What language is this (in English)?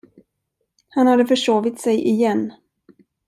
Swedish